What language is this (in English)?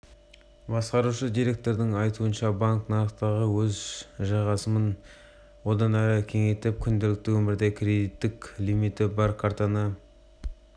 Kazakh